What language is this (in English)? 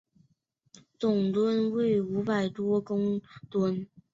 Chinese